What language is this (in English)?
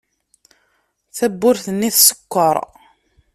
Kabyle